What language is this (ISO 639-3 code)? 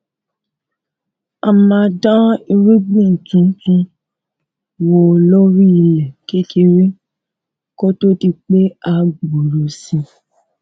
yor